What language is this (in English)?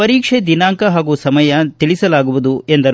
Kannada